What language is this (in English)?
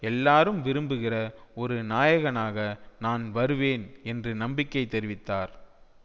Tamil